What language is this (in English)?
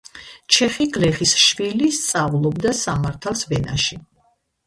Georgian